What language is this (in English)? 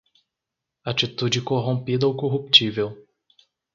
Portuguese